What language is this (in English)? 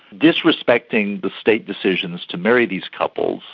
English